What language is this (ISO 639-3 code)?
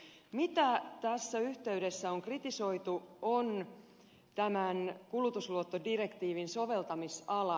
fin